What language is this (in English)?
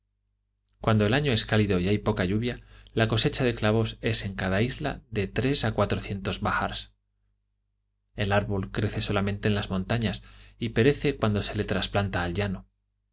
Spanish